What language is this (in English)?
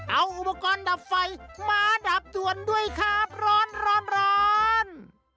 Thai